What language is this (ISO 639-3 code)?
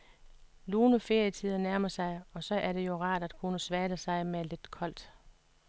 dan